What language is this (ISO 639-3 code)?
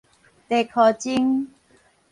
nan